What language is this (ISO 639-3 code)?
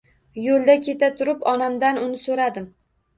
uzb